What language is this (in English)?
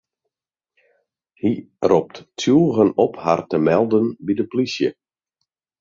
Western Frisian